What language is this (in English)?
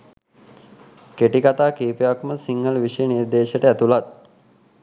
Sinhala